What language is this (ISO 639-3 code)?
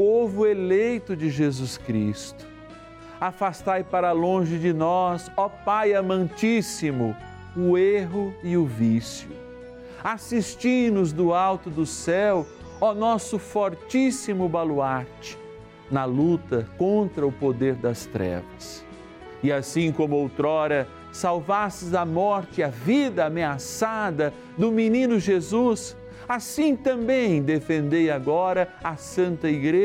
por